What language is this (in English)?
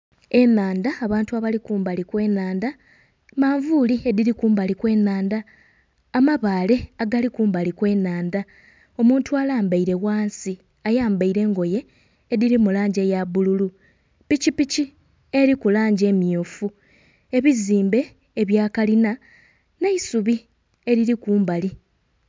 Soga